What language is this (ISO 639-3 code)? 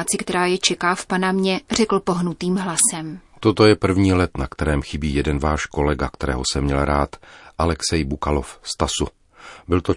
ces